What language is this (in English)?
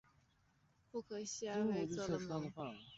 Chinese